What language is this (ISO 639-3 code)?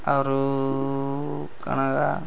ori